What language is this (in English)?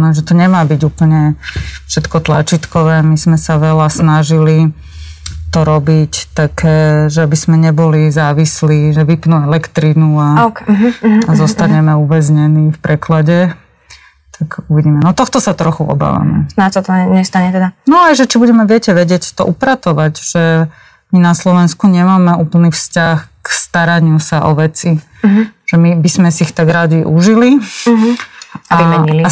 Slovak